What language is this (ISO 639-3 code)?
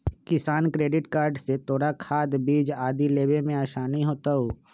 mag